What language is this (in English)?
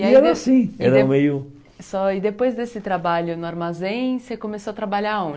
Portuguese